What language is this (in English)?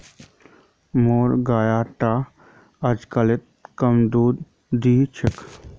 Magahi